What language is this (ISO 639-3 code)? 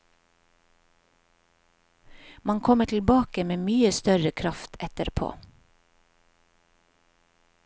nor